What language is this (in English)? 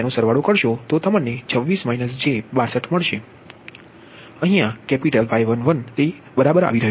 Gujarati